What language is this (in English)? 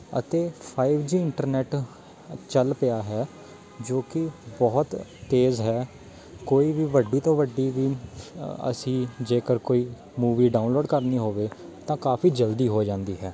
Punjabi